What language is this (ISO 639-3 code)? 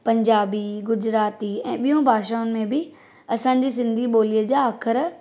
snd